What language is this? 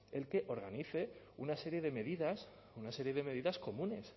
Spanish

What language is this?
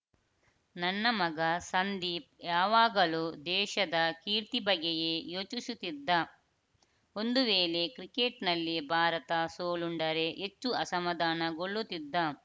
Kannada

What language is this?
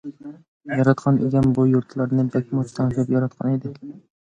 Uyghur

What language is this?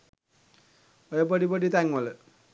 Sinhala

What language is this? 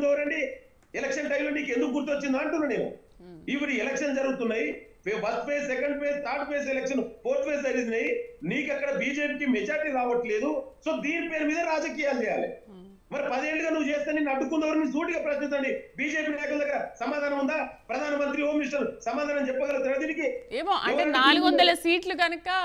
Telugu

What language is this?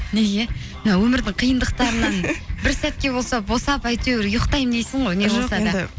Kazakh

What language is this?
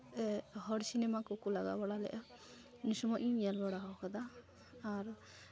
Santali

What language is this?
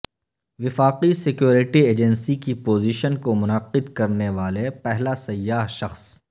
Urdu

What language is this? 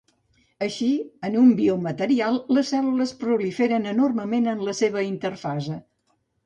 Catalan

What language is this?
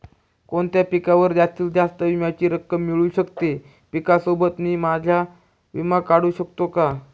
Marathi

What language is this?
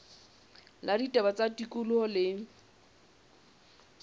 Southern Sotho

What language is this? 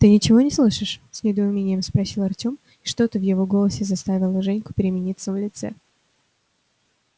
Russian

